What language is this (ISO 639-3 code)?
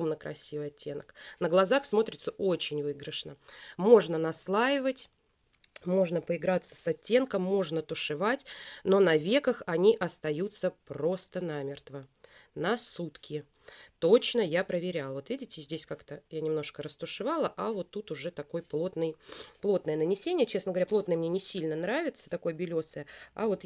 rus